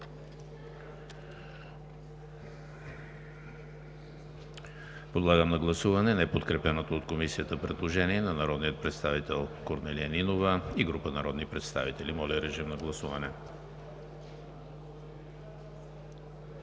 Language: Bulgarian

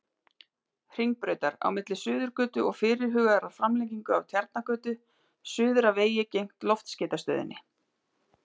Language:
Icelandic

